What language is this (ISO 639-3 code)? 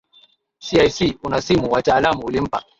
swa